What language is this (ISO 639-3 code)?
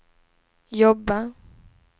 swe